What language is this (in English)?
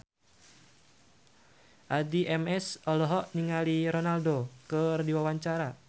Sundanese